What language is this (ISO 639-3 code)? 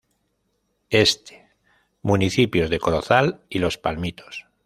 spa